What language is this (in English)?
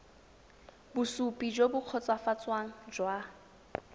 Tswana